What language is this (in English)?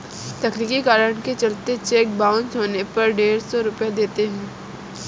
Hindi